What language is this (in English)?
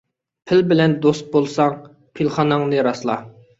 Uyghur